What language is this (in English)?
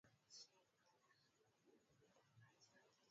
Swahili